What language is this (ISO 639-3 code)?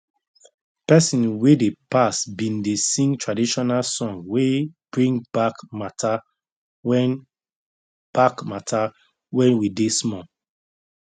pcm